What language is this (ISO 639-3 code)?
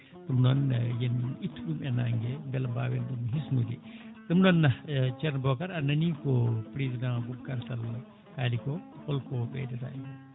ful